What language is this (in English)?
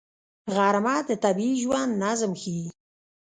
Pashto